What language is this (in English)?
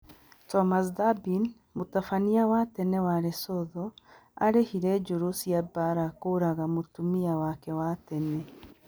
Kikuyu